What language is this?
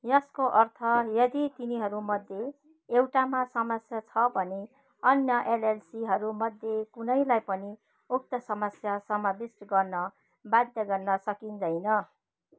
Nepali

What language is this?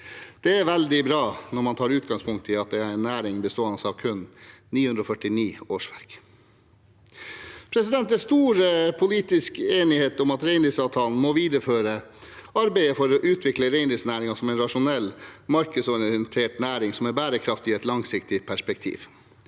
Norwegian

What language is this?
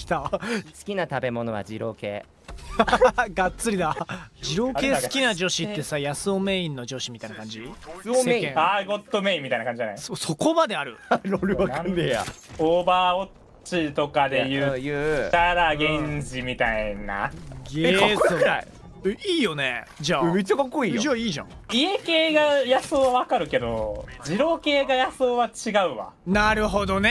Japanese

